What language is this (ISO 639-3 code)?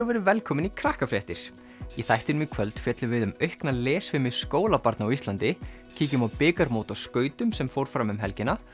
isl